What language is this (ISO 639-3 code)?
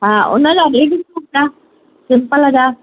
snd